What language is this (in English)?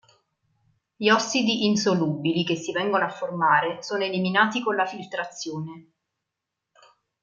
Italian